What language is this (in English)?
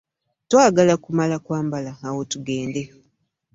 Ganda